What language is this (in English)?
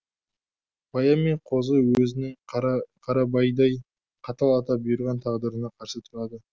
Kazakh